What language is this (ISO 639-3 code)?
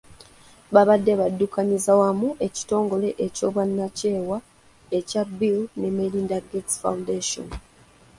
lug